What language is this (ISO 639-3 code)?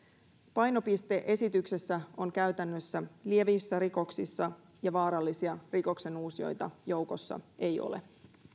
fin